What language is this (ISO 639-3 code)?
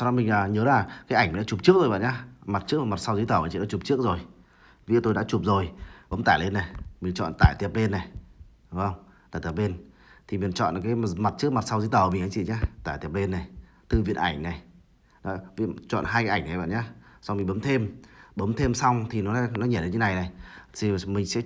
vie